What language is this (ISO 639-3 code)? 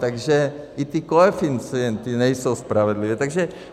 ces